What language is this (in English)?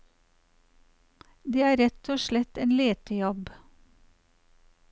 Norwegian